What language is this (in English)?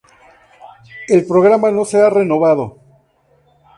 Spanish